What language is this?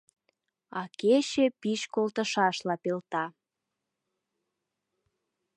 Mari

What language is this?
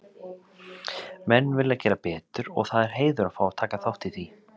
Icelandic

